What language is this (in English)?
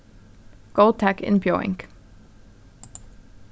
Faroese